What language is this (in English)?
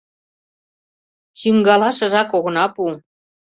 Mari